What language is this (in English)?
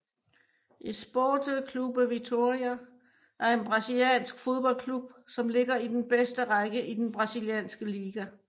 Danish